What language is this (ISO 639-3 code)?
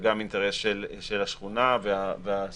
heb